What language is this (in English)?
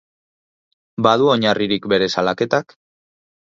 Basque